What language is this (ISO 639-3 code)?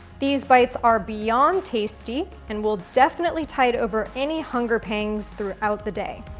eng